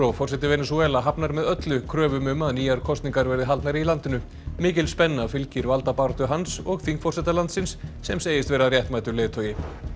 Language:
Icelandic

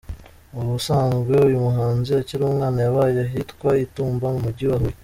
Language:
Kinyarwanda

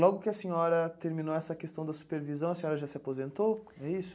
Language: Portuguese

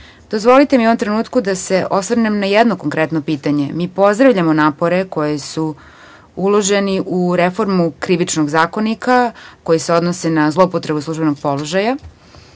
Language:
Serbian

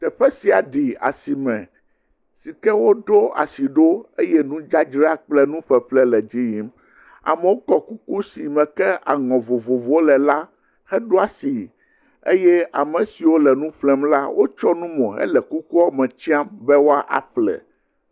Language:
Ewe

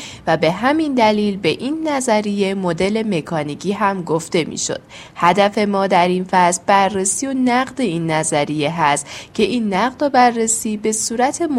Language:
Persian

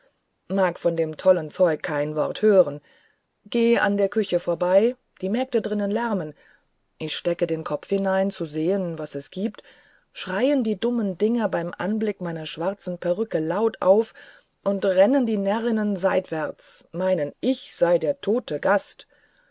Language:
German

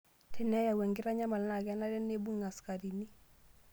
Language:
Masai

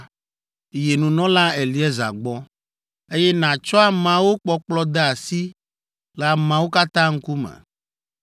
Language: Ewe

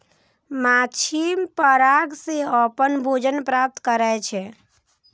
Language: Maithili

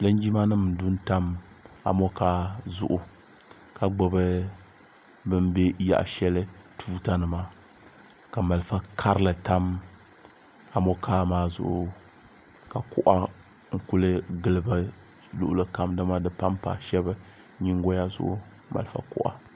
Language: Dagbani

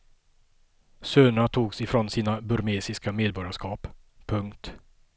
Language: Swedish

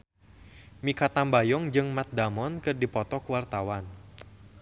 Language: Sundanese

